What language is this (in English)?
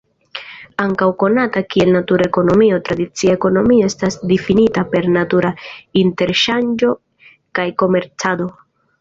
Esperanto